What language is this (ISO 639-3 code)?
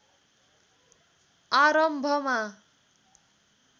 nep